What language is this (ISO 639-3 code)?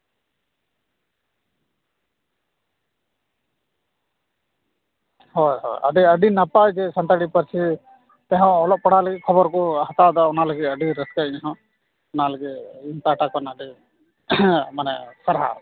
sat